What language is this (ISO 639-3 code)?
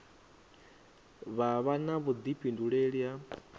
ven